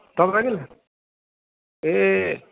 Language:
Nepali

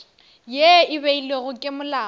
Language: Northern Sotho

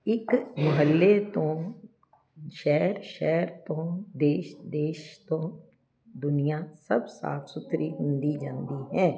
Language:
Punjabi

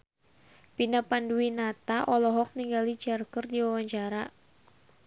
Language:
Sundanese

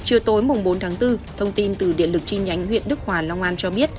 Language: Vietnamese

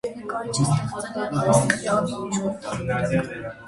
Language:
Armenian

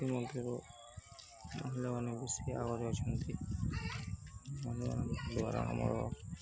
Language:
Odia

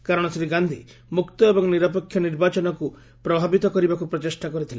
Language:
Odia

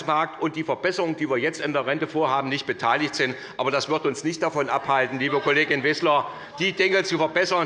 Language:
German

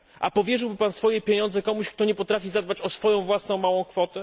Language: Polish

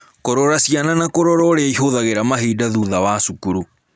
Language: Kikuyu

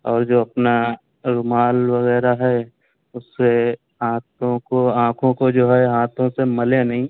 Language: Urdu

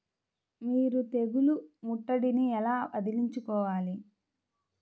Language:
Telugu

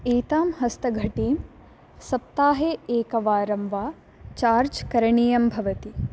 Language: Sanskrit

